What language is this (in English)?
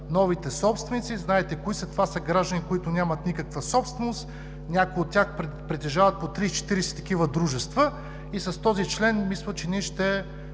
Bulgarian